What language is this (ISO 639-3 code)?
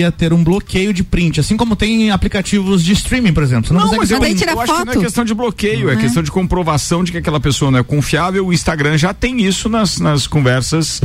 por